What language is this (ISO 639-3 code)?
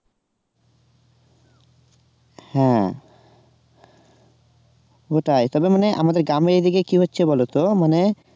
ben